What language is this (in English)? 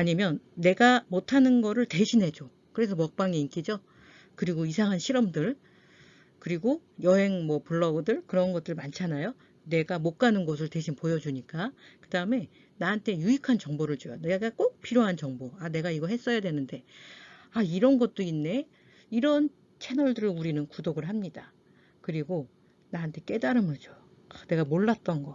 Korean